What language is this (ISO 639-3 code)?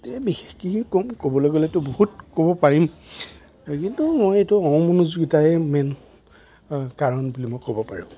asm